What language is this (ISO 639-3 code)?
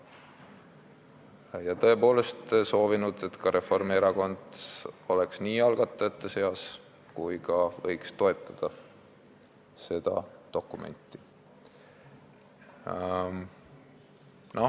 est